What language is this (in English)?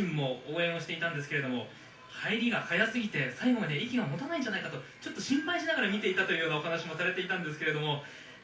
Japanese